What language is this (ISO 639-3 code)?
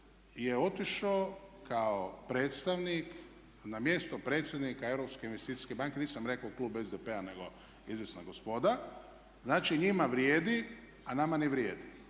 hrv